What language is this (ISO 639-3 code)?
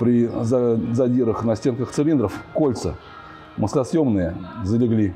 rus